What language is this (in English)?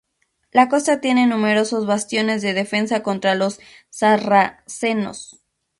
Spanish